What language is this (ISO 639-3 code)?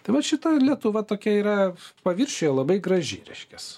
lit